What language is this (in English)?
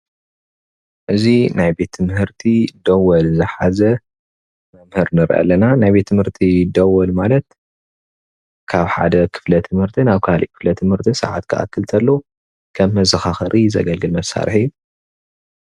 Tigrinya